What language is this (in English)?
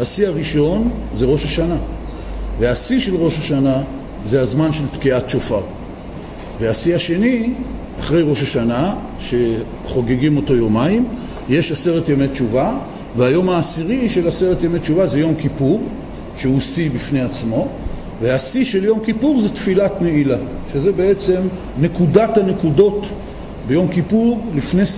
Hebrew